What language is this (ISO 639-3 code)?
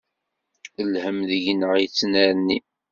kab